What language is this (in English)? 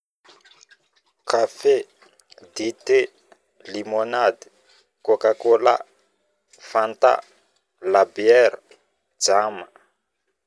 Northern Betsimisaraka Malagasy